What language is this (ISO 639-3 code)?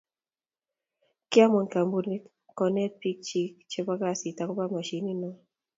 kln